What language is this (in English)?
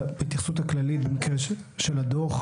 Hebrew